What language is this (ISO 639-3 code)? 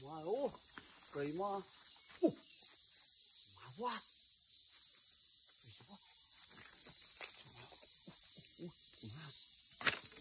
vie